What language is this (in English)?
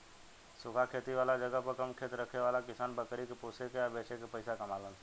Bhojpuri